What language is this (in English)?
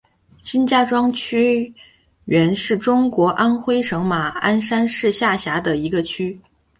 Chinese